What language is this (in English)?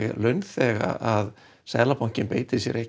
Icelandic